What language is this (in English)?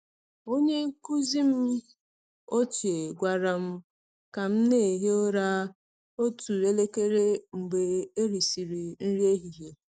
Igbo